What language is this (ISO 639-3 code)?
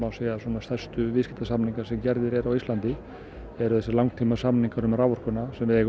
isl